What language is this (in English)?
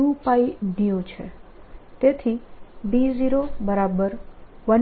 Gujarati